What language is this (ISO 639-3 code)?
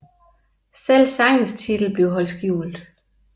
dan